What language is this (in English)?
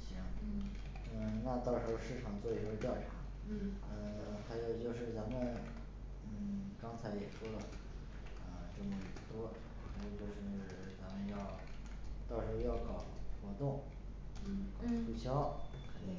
Chinese